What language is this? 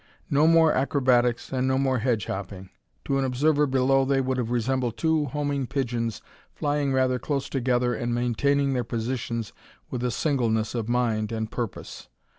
English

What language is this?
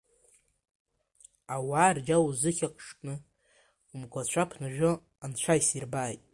Abkhazian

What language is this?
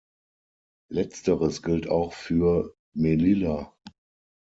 German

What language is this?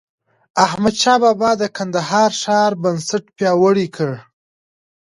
Pashto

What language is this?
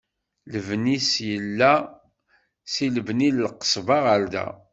Kabyle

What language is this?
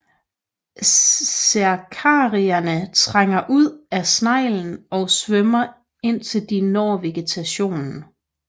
Danish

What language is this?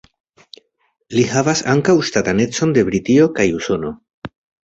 Esperanto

